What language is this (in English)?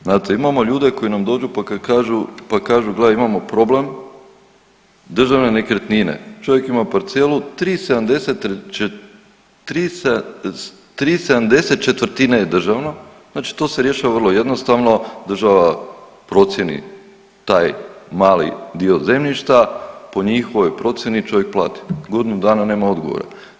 Croatian